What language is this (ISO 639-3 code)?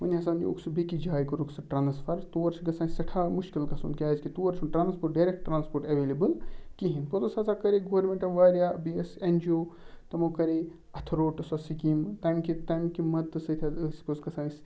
kas